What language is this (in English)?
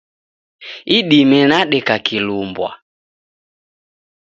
Taita